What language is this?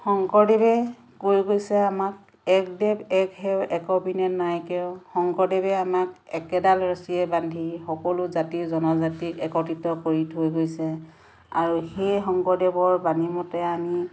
Assamese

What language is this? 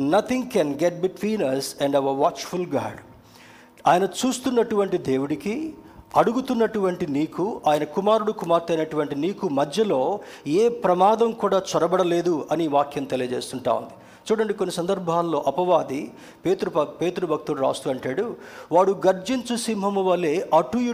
Telugu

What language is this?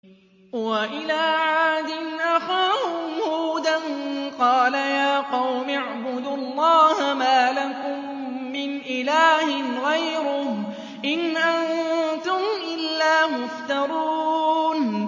Arabic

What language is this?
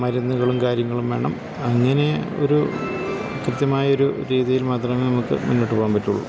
Malayalam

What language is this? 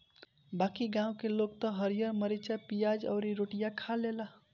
Bhojpuri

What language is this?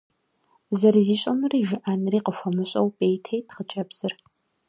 Kabardian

